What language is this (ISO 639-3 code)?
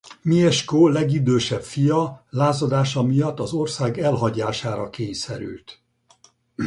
hun